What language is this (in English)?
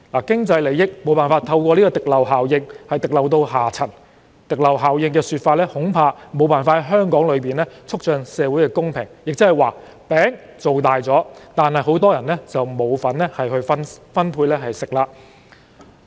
Cantonese